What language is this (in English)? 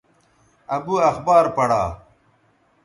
Bateri